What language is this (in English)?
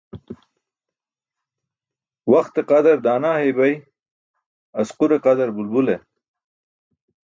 Burushaski